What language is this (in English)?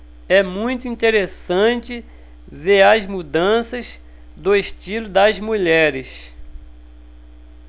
Portuguese